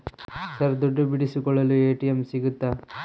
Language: Kannada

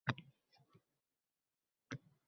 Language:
Uzbek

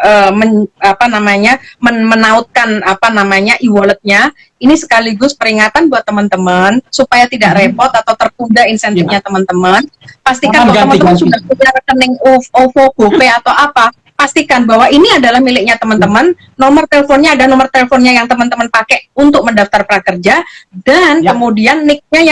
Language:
Indonesian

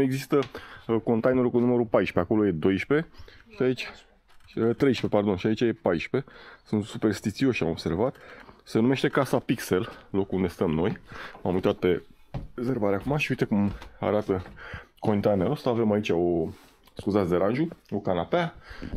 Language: Romanian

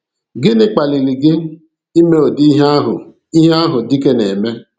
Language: Igbo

